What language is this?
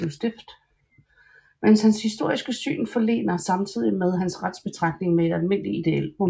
Danish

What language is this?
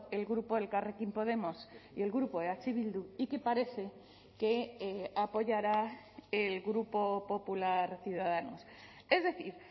Spanish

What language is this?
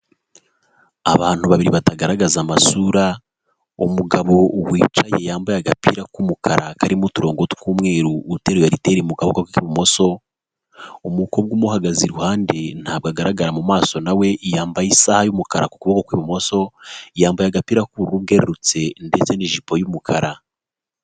Kinyarwanda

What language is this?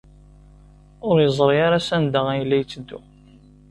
Kabyle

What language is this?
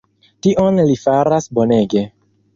Esperanto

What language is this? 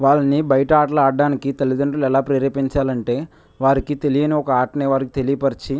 Telugu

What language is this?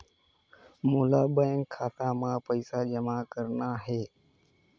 Chhattisgarhi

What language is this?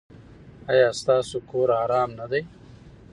Pashto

